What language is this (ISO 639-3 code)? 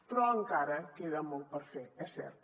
cat